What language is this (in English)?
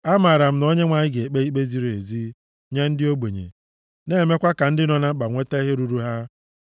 Igbo